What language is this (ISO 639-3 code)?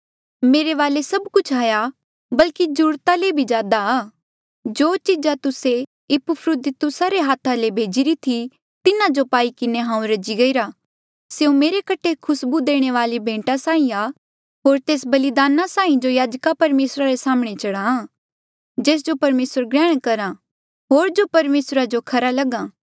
mjl